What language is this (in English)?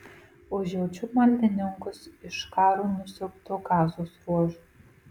Lithuanian